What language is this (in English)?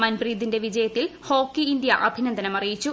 Malayalam